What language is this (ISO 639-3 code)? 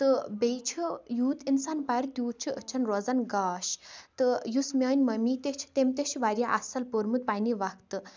kas